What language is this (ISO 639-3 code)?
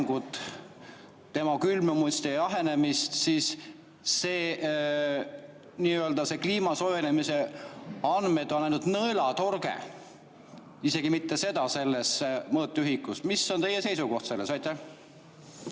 est